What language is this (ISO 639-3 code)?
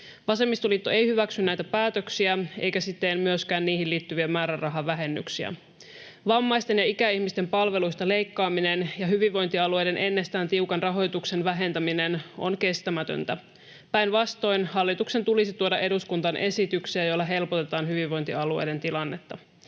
fin